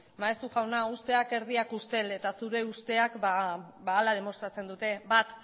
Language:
Basque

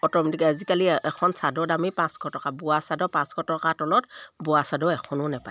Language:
Assamese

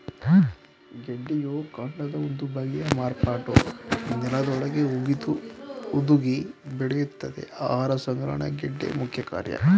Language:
Kannada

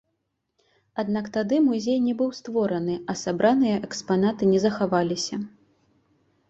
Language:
Belarusian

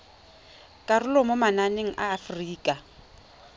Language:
Tswana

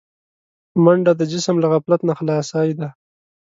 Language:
Pashto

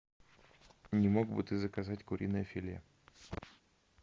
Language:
Russian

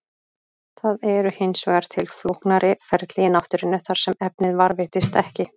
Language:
Icelandic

